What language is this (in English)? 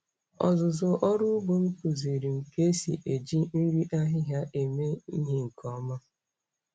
Igbo